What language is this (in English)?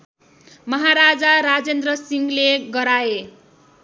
Nepali